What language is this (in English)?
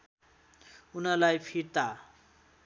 Nepali